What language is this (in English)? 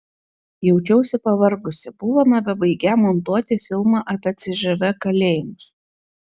Lithuanian